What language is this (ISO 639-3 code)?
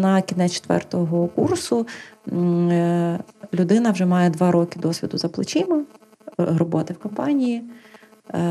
ukr